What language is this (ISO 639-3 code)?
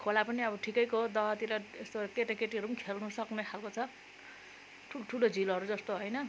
nep